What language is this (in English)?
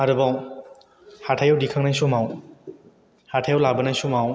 Bodo